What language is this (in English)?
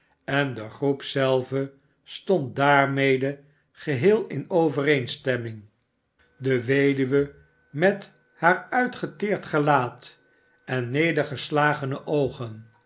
Dutch